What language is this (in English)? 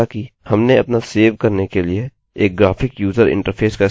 Hindi